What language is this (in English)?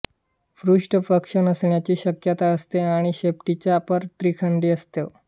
Marathi